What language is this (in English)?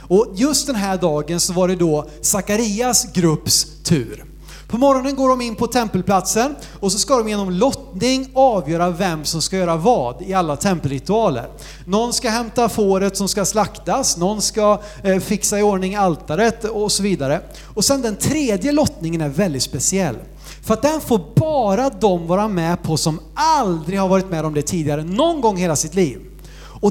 Swedish